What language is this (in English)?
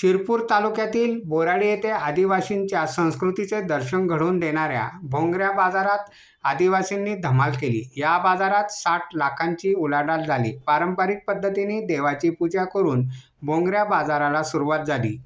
Marathi